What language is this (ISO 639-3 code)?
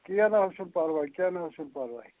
kas